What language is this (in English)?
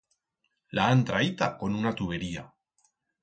Aragonese